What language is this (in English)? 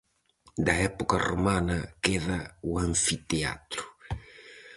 Galician